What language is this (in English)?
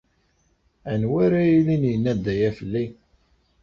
Kabyle